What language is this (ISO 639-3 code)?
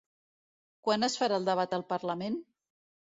cat